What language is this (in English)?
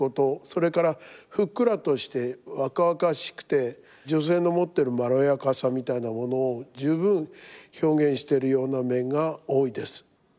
Japanese